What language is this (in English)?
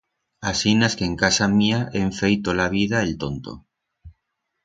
Aragonese